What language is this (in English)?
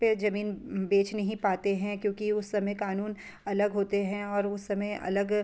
Hindi